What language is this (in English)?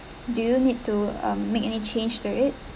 English